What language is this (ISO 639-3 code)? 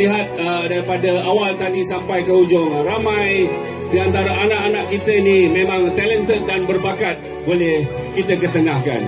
msa